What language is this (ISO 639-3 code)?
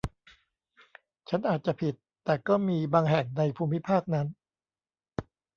tha